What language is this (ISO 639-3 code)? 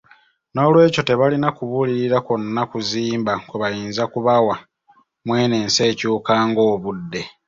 lug